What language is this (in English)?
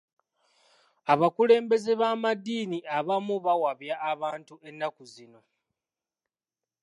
Ganda